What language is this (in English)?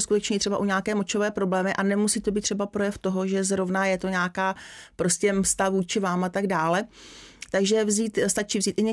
Czech